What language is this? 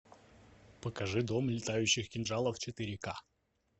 Russian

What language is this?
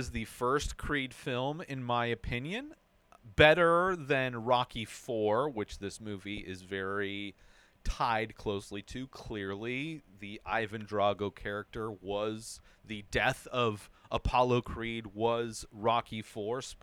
English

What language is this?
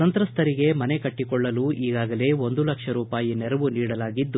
Kannada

